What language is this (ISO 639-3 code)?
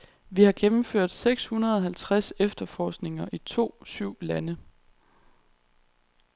dan